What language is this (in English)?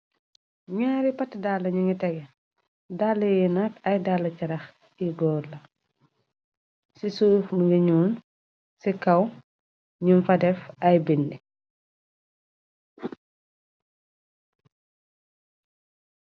Wolof